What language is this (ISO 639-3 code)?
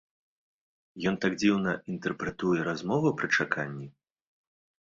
bel